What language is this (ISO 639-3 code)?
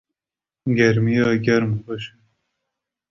kur